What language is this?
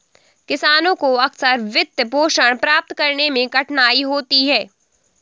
Hindi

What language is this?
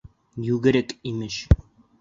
Bashkir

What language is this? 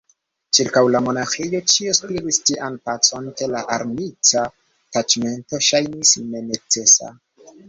Esperanto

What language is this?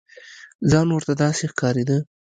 Pashto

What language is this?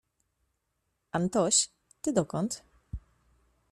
Polish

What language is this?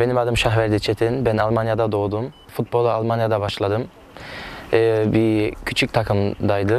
Turkish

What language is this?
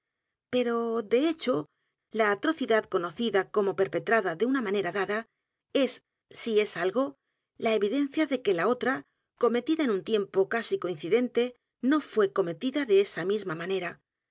Spanish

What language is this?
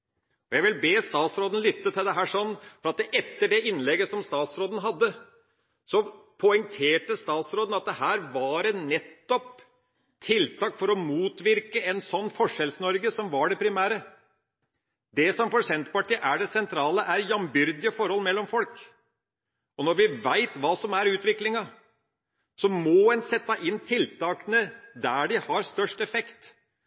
Norwegian Bokmål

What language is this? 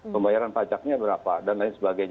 Indonesian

